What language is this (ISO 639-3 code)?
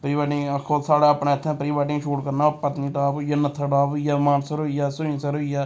doi